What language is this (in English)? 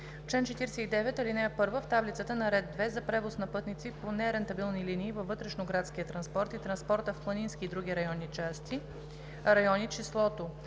Bulgarian